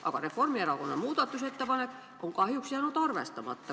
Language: Estonian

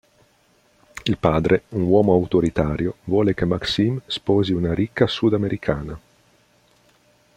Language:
Italian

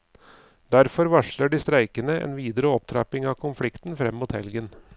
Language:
Norwegian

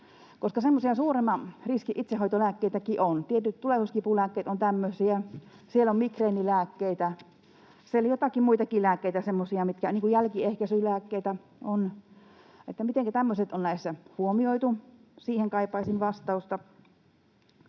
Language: Finnish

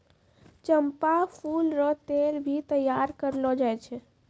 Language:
Maithili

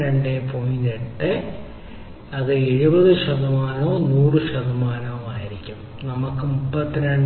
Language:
Malayalam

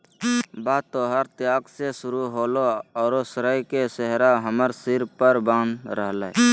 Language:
Magahi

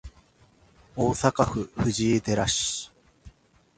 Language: Japanese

